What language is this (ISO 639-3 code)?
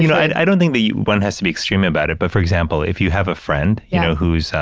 eng